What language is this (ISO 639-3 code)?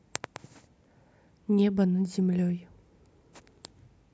rus